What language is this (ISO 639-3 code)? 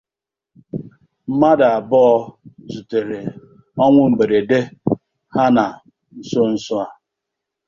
ibo